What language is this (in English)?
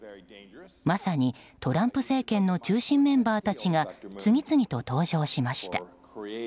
Japanese